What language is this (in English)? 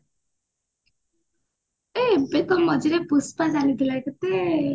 Odia